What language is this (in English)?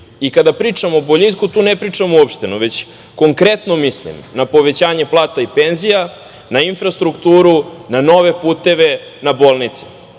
Serbian